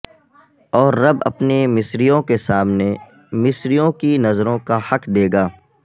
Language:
Urdu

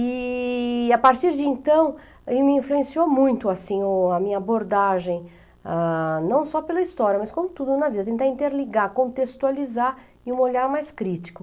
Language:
Portuguese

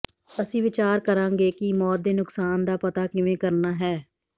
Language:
Punjabi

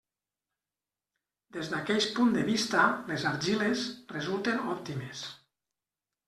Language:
Catalan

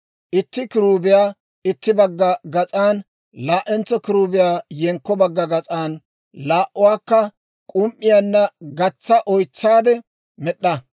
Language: Dawro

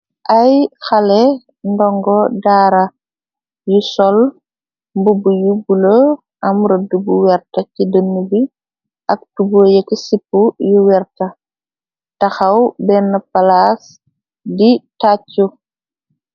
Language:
Wolof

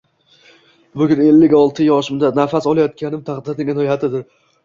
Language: Uzbek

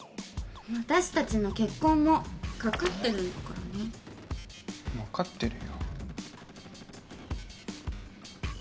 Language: Japanese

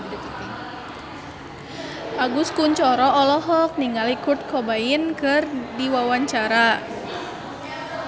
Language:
Sundanese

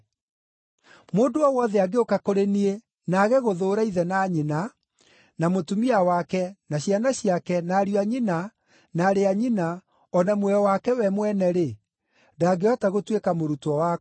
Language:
Kikuyu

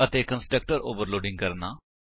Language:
Punjabi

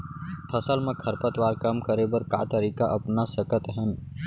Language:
Chhattisgarhi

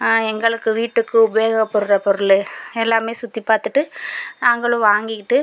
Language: Tamil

